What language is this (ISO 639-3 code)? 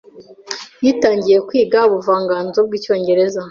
kin